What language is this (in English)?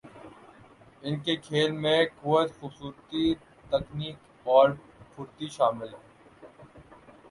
Urdu